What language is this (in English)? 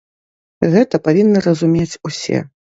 Belarusian